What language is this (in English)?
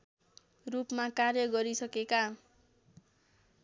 Nepali